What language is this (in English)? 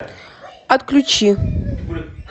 Russian